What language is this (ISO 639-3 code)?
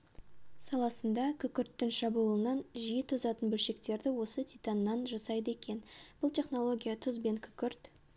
kaz